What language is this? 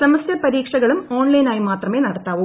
Malayalam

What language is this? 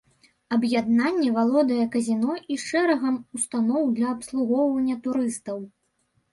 Belarusian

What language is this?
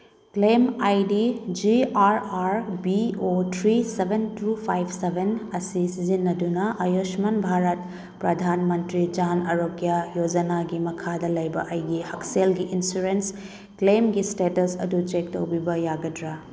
Manipuri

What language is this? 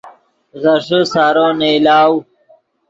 Yidgha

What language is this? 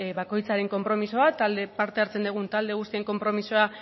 Basque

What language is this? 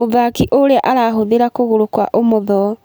Kikuyu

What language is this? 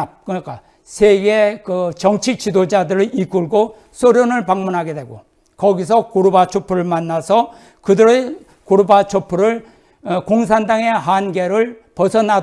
Korean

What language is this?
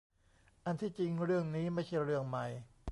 Thai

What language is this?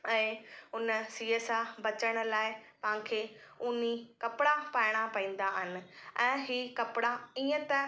Sindhi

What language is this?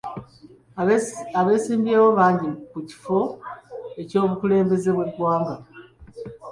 Ganda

